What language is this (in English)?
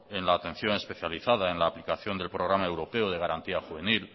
Spanish